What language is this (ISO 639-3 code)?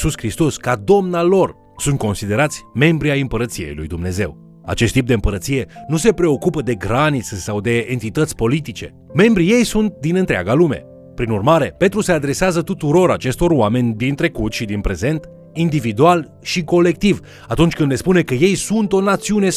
ron